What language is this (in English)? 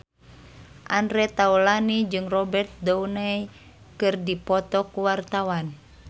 Sundanese